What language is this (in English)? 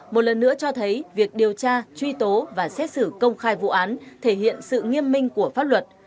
Vietnamese